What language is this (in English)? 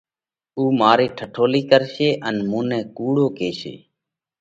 Parkari Koli